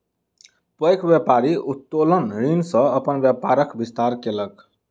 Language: Maithili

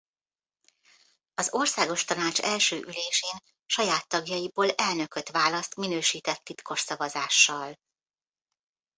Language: Hungarian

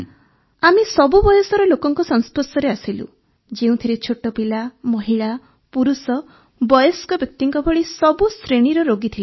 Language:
Odia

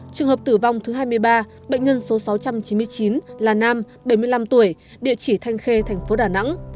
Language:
Vietnamese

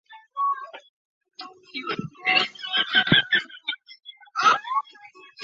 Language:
Chinese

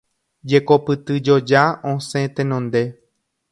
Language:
Guarani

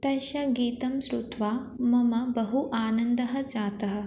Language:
Sanskrit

